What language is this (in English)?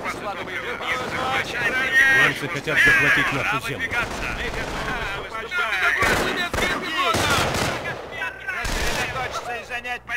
Russian